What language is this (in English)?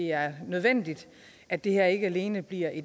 Danish